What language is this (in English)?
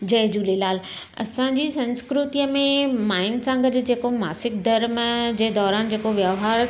Sindhi